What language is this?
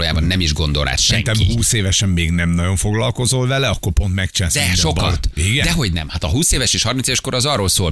Hungarian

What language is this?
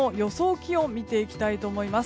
Japanese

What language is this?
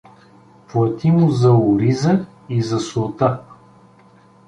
Bulgarian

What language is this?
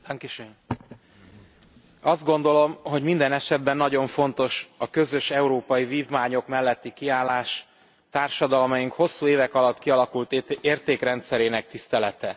Hungarian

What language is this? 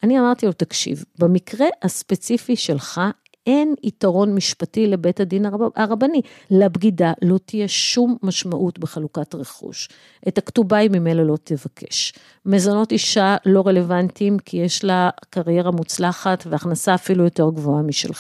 Hebrew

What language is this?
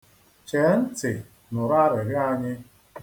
Igbo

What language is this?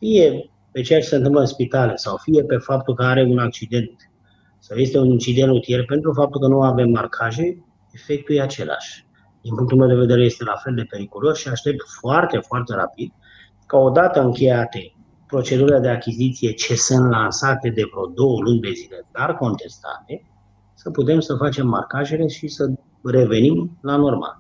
Romanian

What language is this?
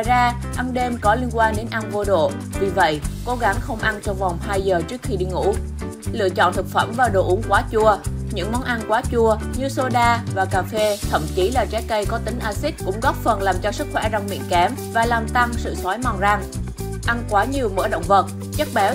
Vietnamese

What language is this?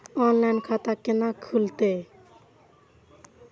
Maithili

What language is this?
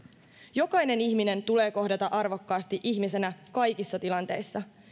Finnish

